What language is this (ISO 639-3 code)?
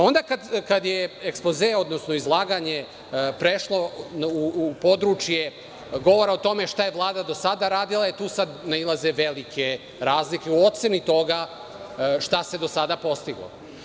srp